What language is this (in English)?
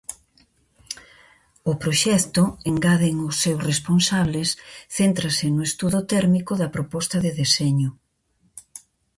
Galician